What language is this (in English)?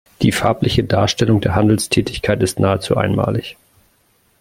German